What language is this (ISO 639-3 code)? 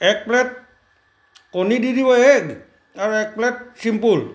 asm